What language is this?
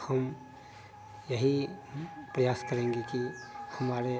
Hindi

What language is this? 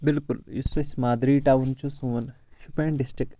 Kashmiri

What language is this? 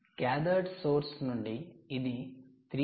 Telugu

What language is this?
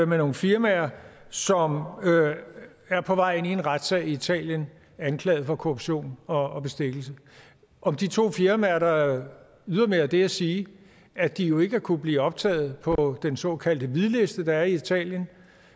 Danish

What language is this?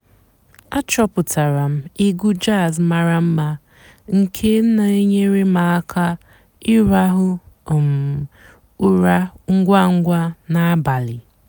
Igbo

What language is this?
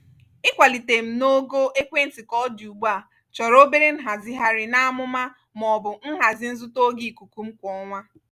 Igbo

